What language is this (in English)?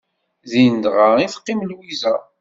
Kabyle